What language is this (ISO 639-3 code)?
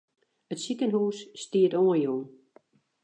fry